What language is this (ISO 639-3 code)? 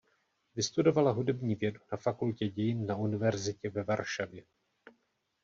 ces